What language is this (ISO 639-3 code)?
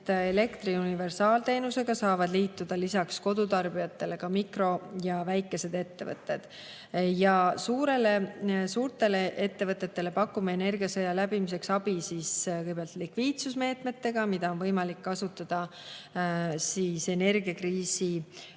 est